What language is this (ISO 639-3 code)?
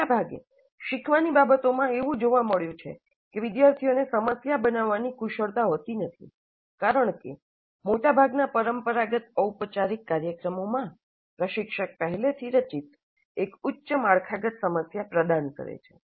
guj